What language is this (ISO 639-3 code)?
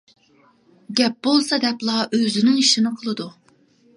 uig